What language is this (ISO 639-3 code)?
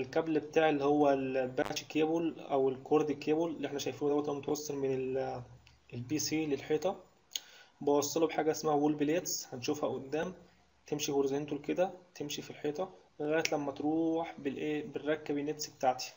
ara